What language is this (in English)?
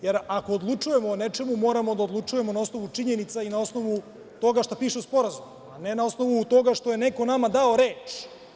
Serbian